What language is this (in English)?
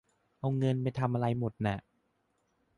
Thai